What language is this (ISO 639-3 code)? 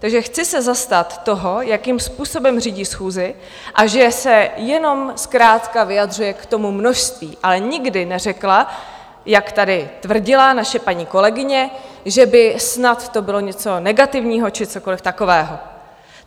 ces